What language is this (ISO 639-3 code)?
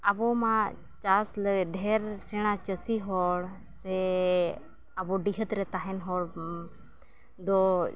sat